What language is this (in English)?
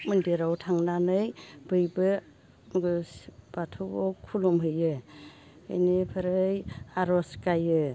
Bodo